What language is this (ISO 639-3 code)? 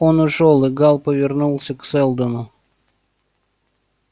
rus